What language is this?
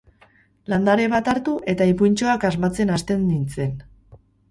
Basque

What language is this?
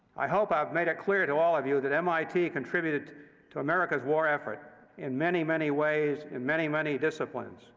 English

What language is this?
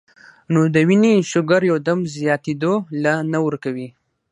Pashto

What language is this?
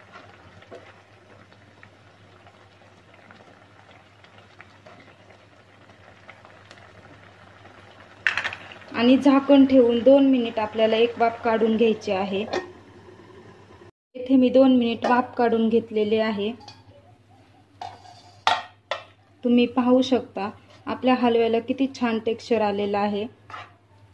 Hindi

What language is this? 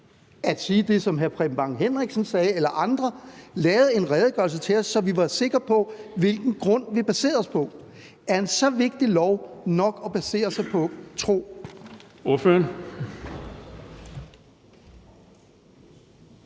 Danish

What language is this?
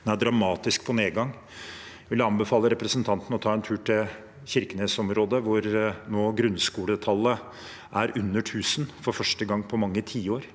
Norwegian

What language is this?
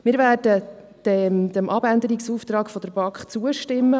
Swiss German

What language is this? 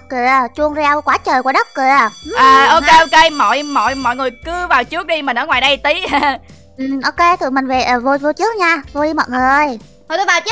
Vietnamese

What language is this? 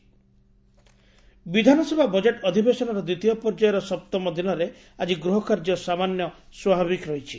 Odia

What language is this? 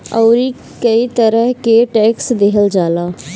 Bhojpuri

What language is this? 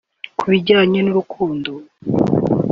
Kinyarwanda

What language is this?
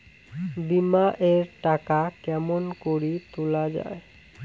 Bangla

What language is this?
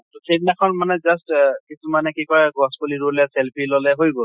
Assamese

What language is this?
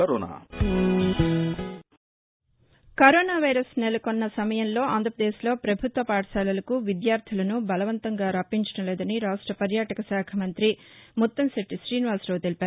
Telugu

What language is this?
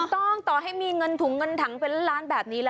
Thai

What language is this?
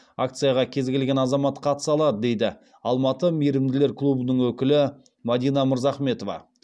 Kazakh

